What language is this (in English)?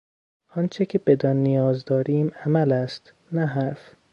Persian